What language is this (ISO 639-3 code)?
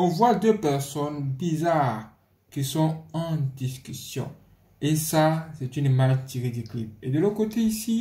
fra